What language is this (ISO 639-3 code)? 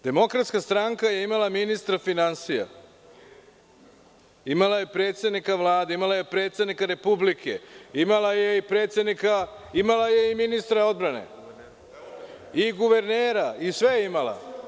srp